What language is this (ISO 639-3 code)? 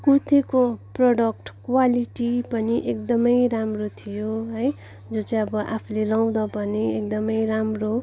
nep